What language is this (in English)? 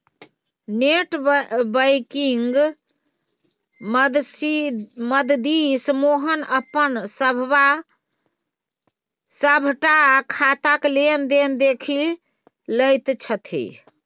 Maithili